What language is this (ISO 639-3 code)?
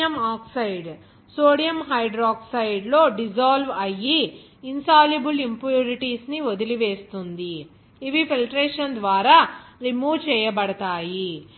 tel